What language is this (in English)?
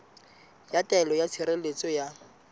Southern Sotho